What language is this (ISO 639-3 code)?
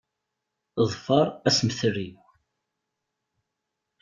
kab